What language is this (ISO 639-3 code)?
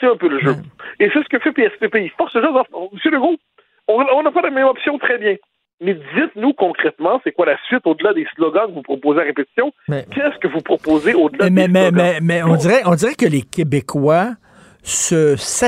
fra